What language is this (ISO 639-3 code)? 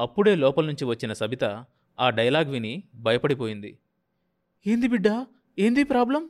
tel